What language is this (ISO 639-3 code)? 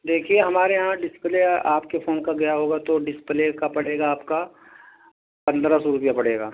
urd